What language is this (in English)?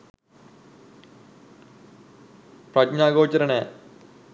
Sinhala